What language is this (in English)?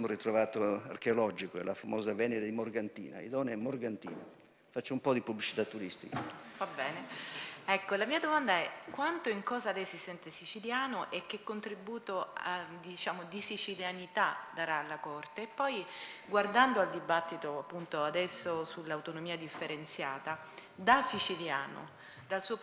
Italian